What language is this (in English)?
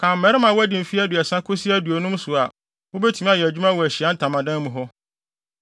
Akan